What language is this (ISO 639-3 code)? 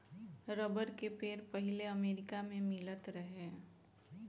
bho